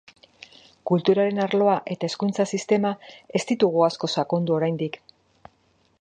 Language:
Basque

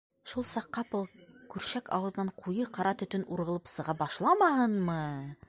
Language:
Bashkir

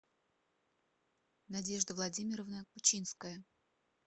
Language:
Russian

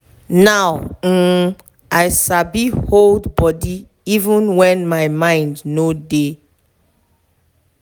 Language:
Nigerian Pidgin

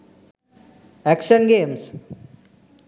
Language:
Sinhala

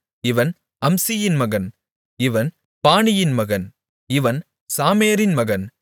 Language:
Tamil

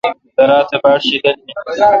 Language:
Kalkoti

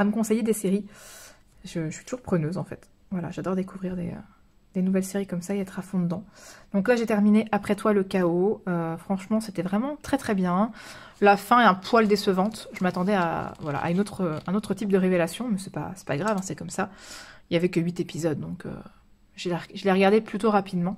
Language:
French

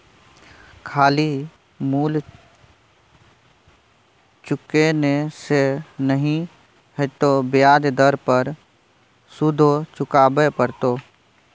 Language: Maithili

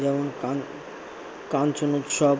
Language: Bangla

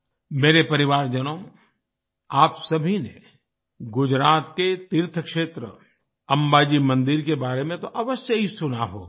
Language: Hindi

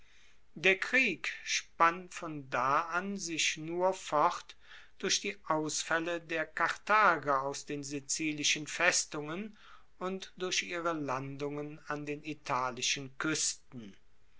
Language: German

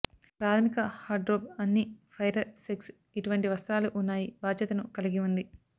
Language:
Telugu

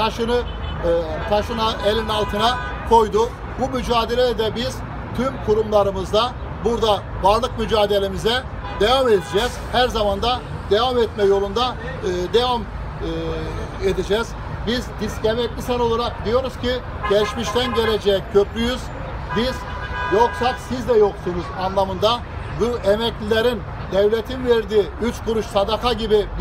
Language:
Turkish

